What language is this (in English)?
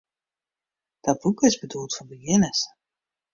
Western Frisian